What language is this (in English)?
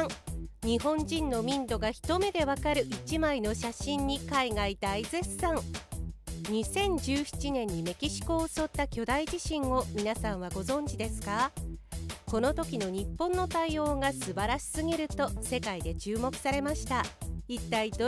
Japanese